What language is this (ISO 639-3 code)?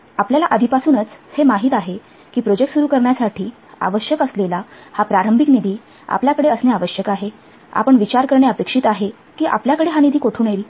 mar